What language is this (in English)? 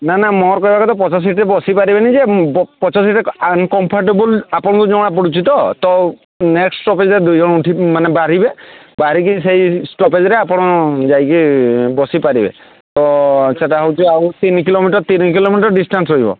Odia